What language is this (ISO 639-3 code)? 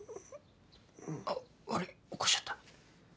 jpn